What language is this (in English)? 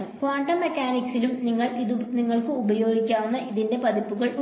Malayalam